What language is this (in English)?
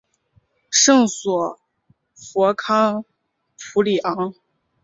Chinese